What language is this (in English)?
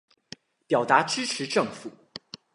Chinese